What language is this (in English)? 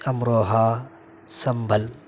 Urdu